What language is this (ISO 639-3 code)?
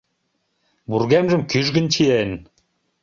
chm